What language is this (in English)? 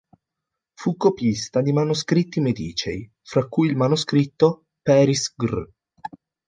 Italian